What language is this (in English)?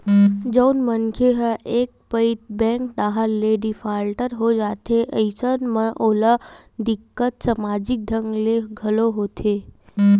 Chhattisgarhi